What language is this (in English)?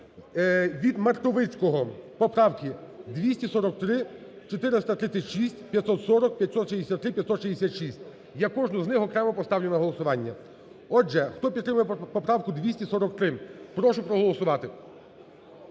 Ukrainian